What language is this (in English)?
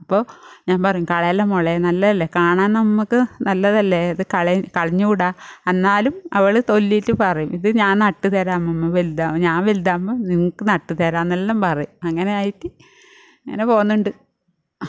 Malayalam